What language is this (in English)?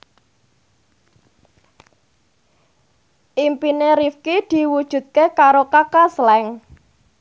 Javanese